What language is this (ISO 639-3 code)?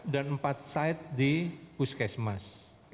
ind